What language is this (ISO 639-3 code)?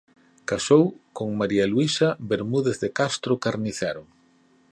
glg